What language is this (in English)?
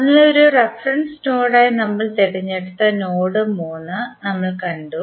Malayalam